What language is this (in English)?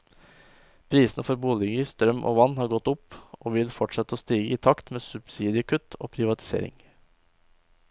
Norwegian